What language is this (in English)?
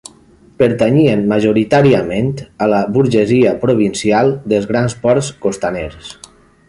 Catalan